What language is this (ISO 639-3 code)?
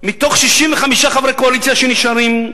heb